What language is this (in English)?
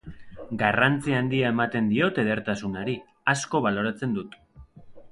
Basque